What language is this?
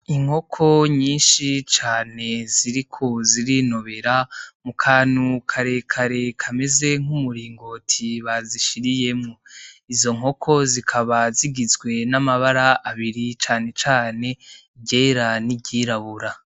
Rundi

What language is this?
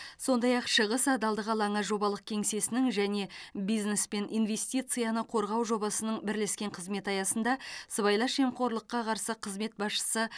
Kazakh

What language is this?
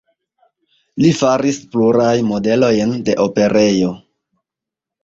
Esperanto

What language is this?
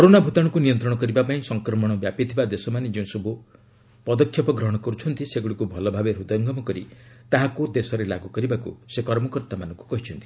Odia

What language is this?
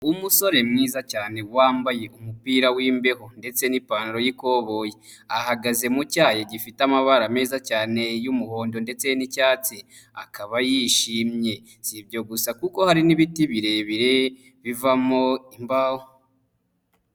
Kinyarwanda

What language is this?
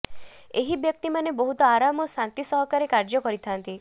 Odia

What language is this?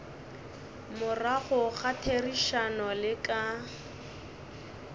Northern Sotho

